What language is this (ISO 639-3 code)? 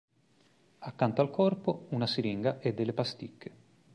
ita